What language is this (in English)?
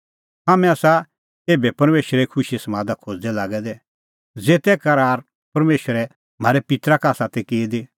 Kullu Pahari